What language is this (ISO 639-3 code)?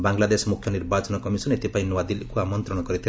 ori